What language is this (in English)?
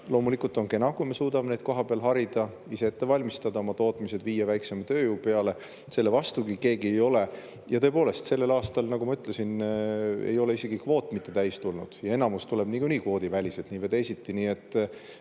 Estonian